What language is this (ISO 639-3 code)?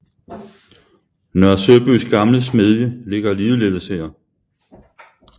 dan